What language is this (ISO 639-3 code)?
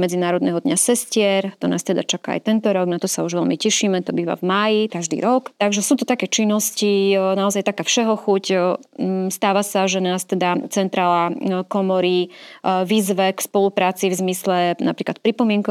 slk